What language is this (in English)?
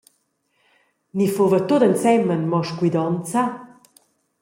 Romansh